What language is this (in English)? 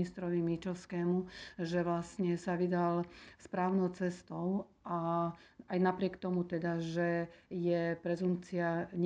Slovak